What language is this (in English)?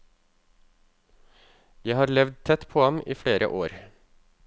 Norwegian